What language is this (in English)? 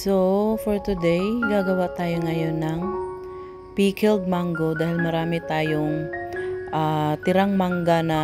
Filipino